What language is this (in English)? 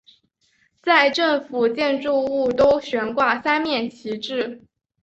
Chinese